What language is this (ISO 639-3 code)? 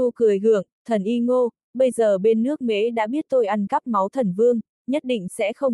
vie